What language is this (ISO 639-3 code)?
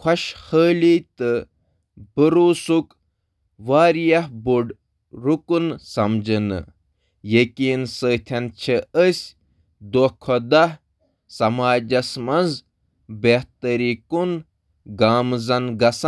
kas